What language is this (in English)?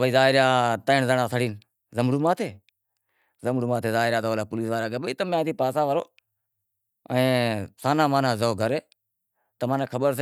Wadiyara Koli